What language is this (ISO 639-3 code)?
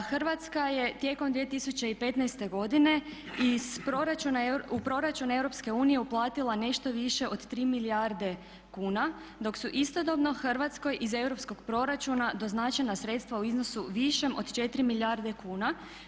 hrv